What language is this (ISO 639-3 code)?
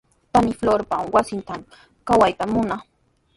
qws